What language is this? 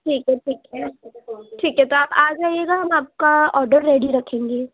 Urdu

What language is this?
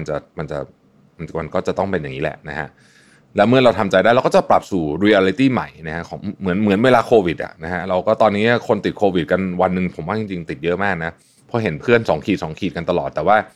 Thai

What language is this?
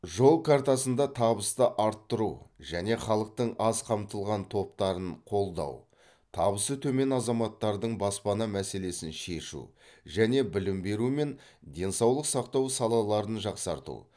Kazakh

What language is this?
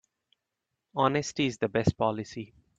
English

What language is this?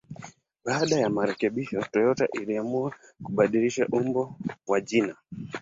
Swahili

